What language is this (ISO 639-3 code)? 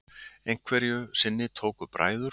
isl